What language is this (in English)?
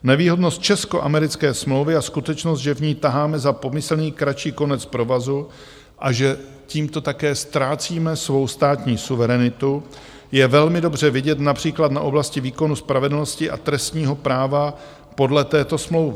Czech